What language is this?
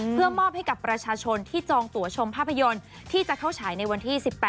Thai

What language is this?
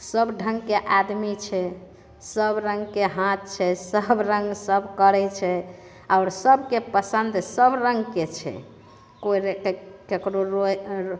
Maithili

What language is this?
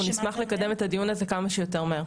Hebrew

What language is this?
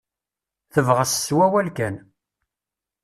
Kabyle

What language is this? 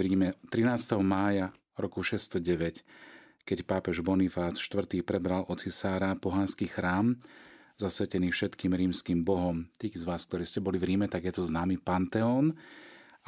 Slovak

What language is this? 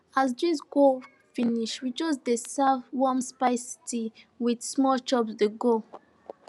Nigerian Pidgin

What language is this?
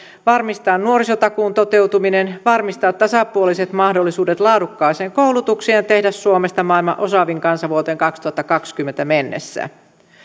Finnish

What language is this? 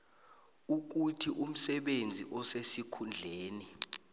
South Ndebele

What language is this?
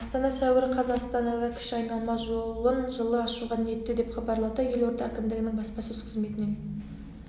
Kazakh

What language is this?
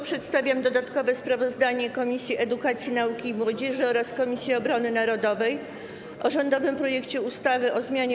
Polish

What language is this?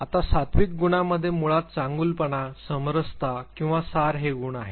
Marathi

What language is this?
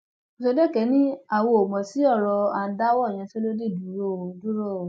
Yoruba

